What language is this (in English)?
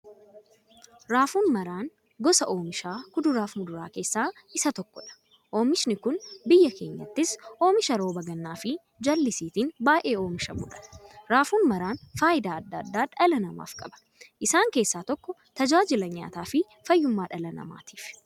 Oromo